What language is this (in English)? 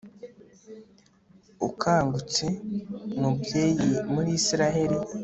Kinyarwanda